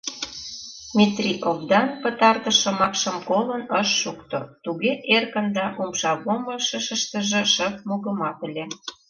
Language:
Mari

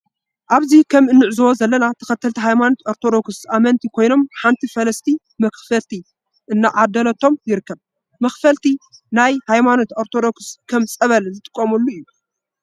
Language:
Tigrinya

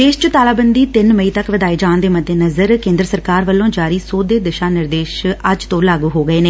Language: Punjabi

